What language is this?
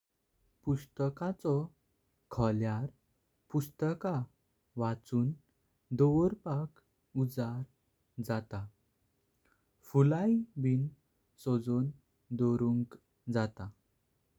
Konkani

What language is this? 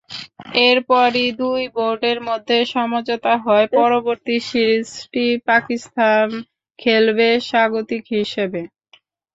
Bangla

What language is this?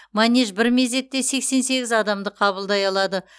Kazakh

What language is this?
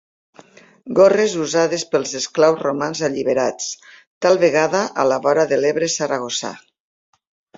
Catalan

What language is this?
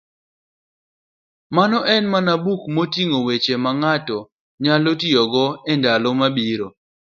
Luo (Kenya and Tanzania)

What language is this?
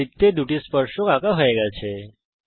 Bangla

